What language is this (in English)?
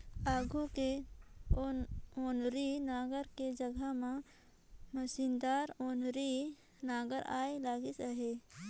Chhattisgarhi